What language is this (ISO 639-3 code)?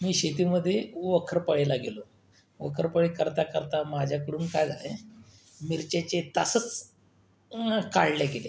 mar